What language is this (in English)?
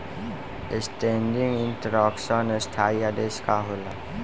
Bhojpuri